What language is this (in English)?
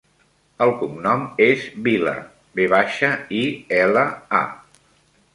Catalan